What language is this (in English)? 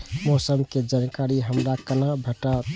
Maithili